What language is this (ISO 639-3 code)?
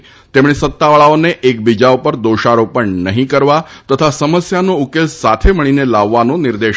guj